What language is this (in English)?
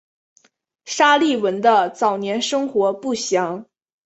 Chinese